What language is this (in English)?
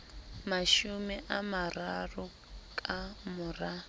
Southern Sotho